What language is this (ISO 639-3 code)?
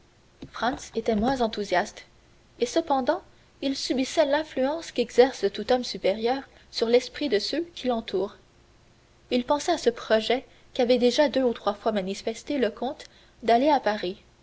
fra